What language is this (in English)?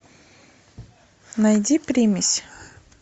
Russian